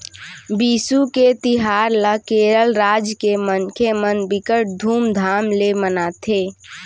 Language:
Chhattisgarhi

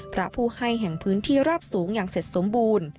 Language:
Thai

